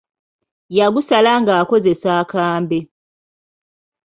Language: Ganda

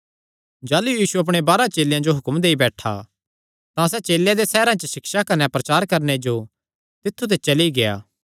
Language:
Kangri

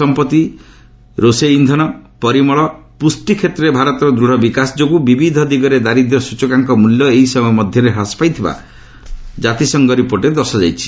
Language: Odia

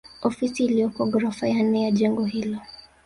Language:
Swahili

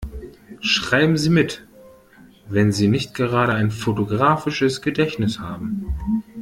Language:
German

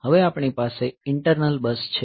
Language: Gujarati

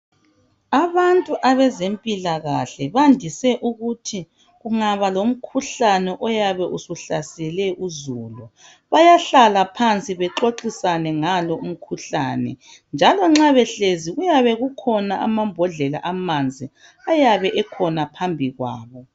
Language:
North Ndebele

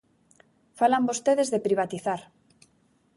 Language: Galician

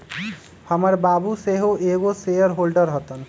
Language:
Magahi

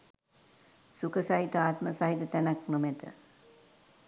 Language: Sinhala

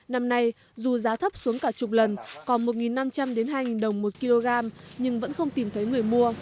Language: Vietnamese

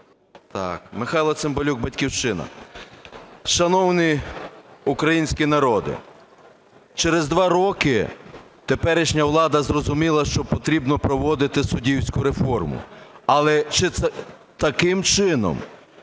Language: Ukrainian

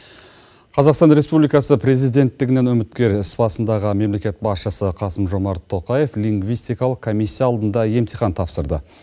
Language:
Kazakh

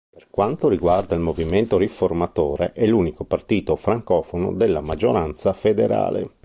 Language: Italian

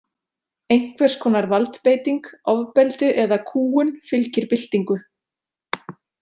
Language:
Icelandic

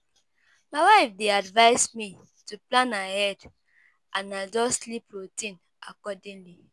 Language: Nigerian Pidgin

